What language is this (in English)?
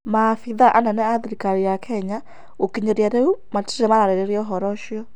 Kikuyu